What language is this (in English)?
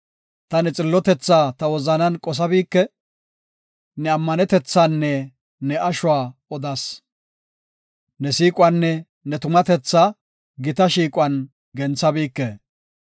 Gofa